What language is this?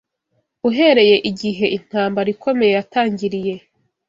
Kinyarwanda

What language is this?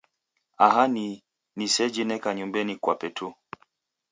Taita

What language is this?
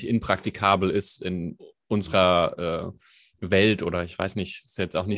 German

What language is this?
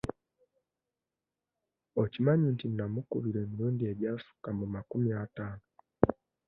Ganda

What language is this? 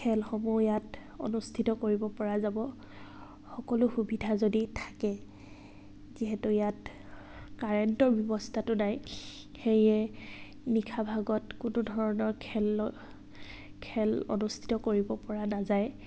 Assamese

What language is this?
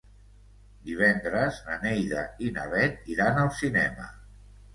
Catalan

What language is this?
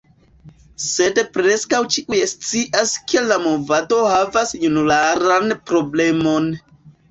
Esperanto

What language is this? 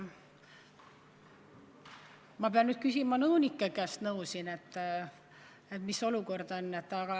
Estonian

